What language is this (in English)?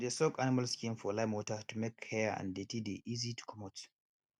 Nigerian Pidgin